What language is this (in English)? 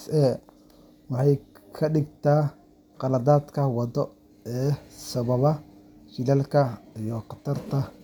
Somali